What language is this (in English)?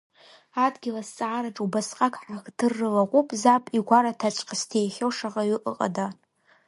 Abkhazian